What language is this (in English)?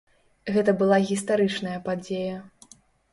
Belarusian